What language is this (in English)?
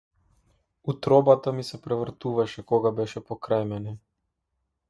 Macedonian